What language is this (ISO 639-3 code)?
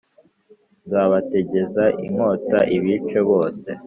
kin